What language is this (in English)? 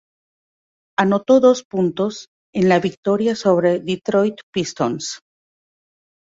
Spanish